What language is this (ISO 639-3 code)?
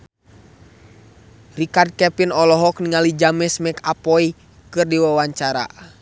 sun